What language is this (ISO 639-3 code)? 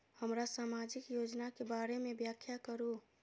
mai